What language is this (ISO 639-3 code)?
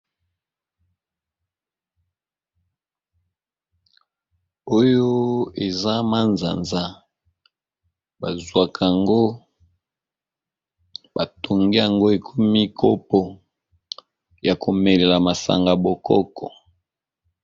lin